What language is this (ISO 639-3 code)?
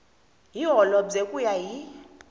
tso